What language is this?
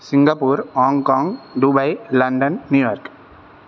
Sanskrit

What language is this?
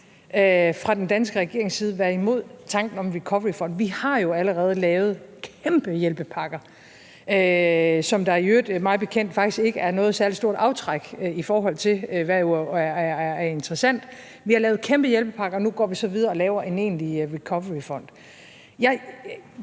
Danish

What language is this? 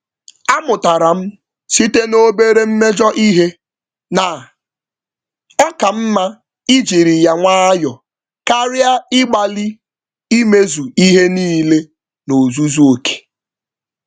Igbo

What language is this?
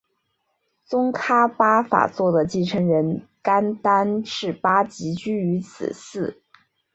Chinese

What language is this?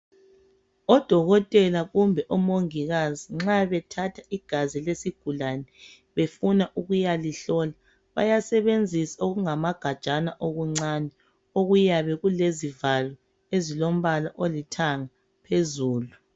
North Ndebele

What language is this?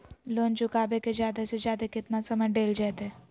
Magahi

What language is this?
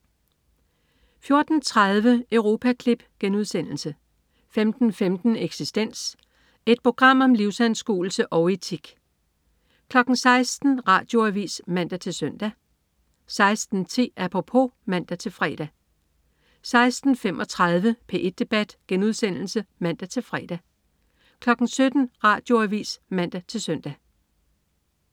Danish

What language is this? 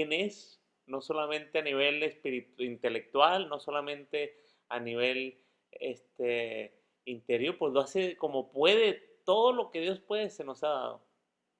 Spanish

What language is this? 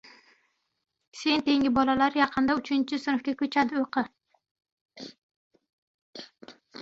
Uzbek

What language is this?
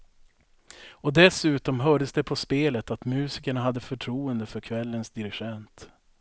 Swedish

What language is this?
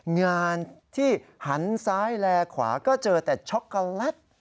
Thai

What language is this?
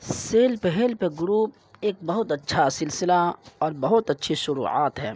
Urdu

